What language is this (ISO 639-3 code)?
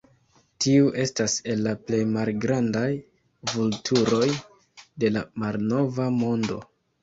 epo